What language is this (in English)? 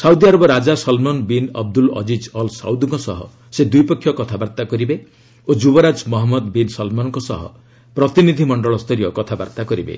Odia